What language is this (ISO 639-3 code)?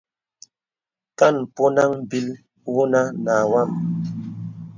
beb